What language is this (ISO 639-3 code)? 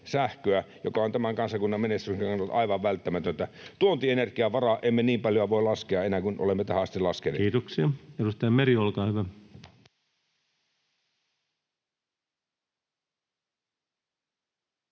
fin